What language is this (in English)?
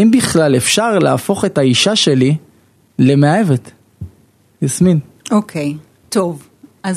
Hebrew